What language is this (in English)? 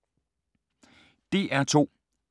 Danish